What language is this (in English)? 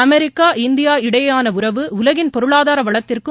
Tamil